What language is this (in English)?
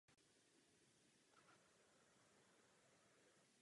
Czech